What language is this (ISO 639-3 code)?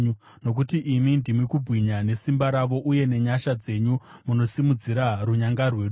sna